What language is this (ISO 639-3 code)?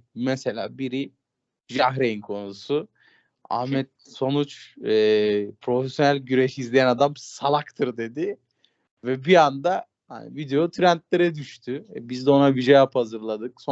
tur